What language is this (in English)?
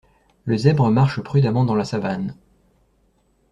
French